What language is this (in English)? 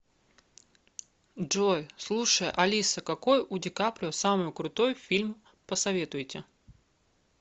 Russian